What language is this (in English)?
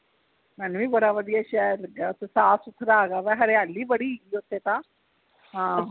Punjabi